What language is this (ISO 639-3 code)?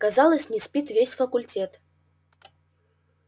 rus